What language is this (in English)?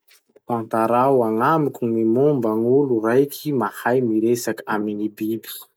Masikoro Malagasy